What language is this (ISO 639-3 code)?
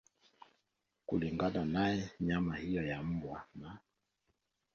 swa